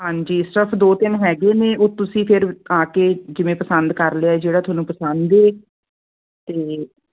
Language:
Punjabi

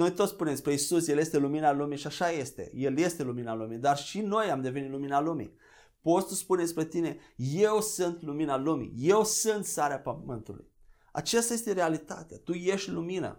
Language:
Romanian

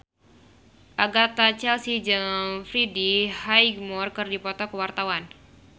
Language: Sundanese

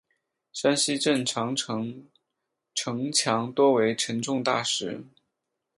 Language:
Chinese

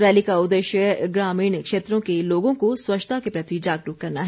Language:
Hindi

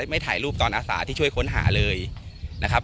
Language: Thai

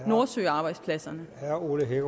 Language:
Danish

